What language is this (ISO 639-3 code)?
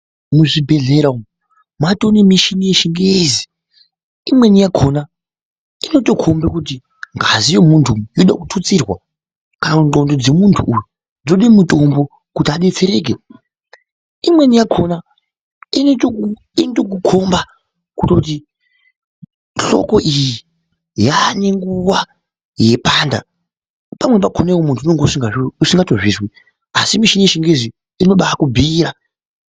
ndc